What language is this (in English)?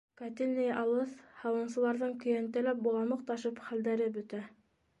Bashkir